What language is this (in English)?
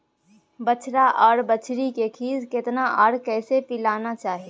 Maithili